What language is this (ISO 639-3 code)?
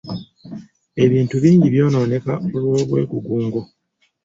lug